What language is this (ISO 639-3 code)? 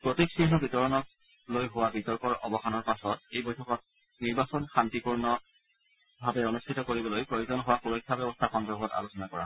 asm